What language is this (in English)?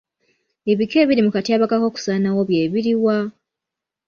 Ganda